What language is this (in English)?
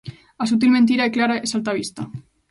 Galician